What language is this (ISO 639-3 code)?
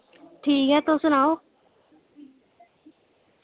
doi